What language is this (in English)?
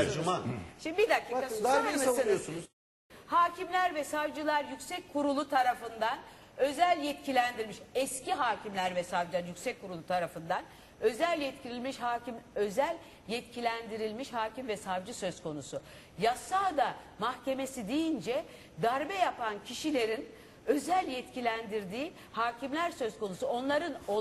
Turkish